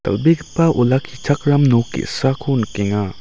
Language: Garo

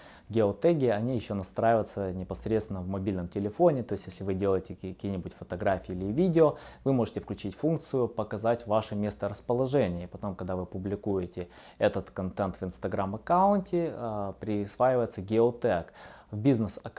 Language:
Russian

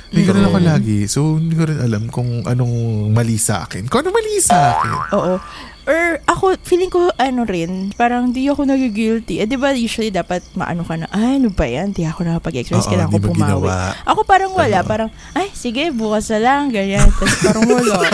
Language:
Filipino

